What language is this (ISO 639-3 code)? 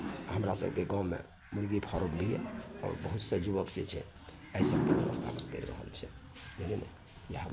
mai